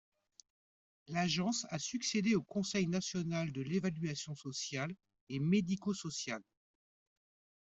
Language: French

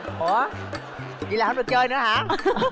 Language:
Vietnamese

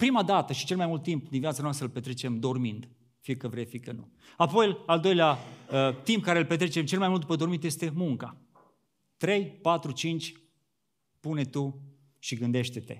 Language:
Romanian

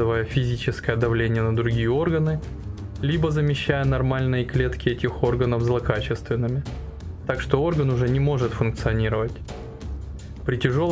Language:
Russian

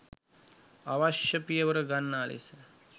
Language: Sinhala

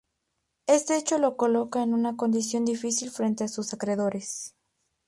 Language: Spanish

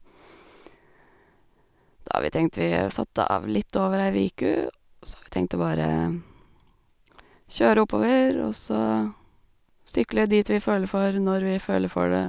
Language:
Norwegian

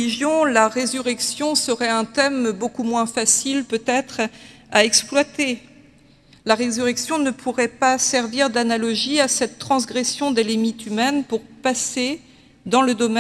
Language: French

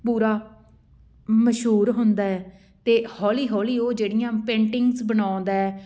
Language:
Punjabi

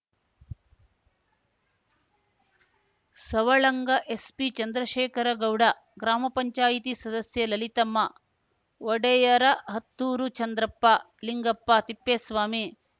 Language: Kannada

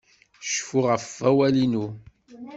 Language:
Kabyle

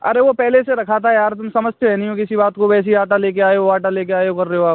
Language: Hindi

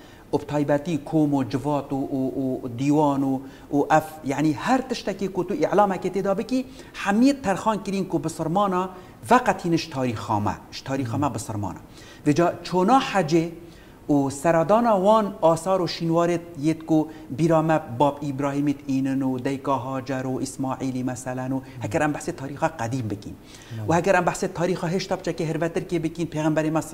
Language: Arabic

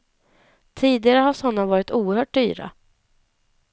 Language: Swedish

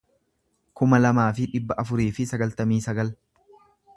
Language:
Oromo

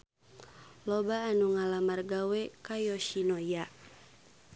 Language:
Sundanese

